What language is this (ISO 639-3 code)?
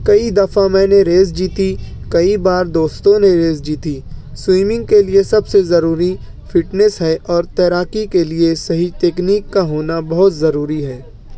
urd